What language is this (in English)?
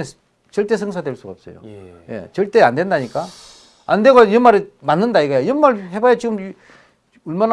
Korean